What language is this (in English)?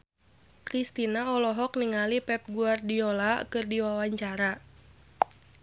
Sundanese